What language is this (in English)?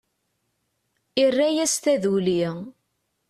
Kabyle